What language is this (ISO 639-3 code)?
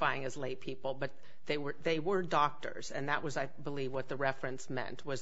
eng